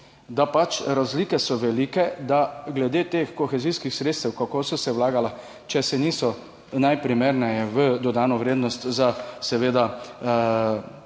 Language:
Slovenian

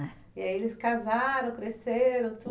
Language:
Portuguese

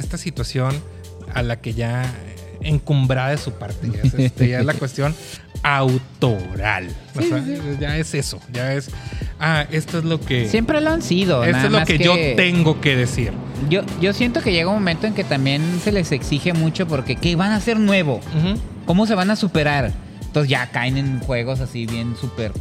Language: Spanish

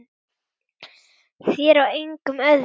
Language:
Icelandic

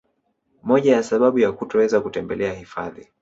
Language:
Swahili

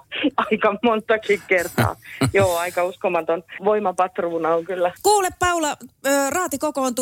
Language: Finnish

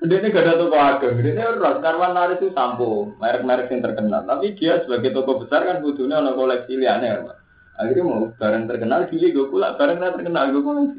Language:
Indonesian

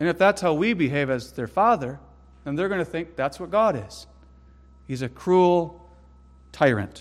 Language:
English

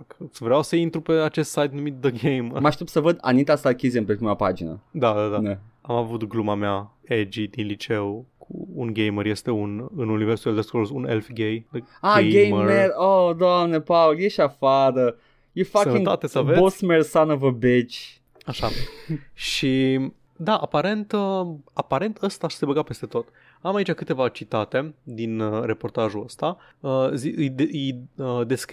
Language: Romanian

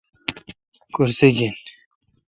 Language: Kalkoti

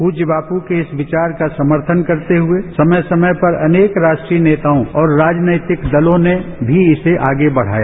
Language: Hindi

